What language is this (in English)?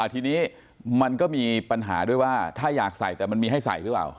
Thai